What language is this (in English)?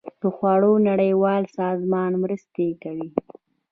Pashto